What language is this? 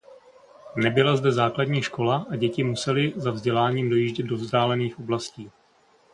Czech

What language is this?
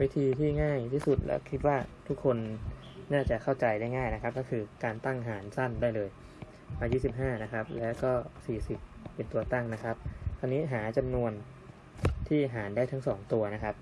Thai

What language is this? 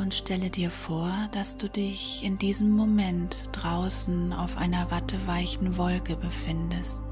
German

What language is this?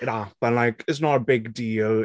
English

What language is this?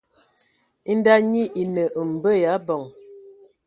Ewondo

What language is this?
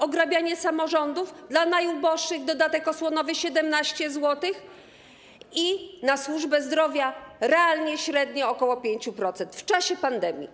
Polish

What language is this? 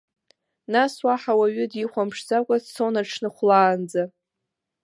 Abkhazian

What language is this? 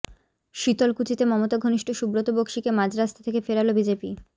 Bangla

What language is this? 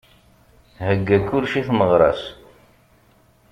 Kabyle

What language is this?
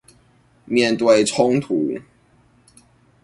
Chinese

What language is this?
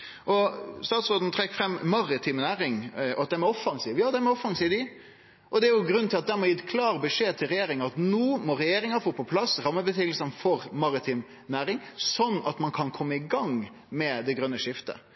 Norwegian Nynorsk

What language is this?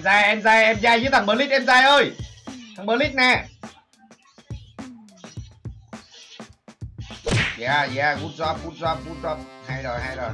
Vietnamese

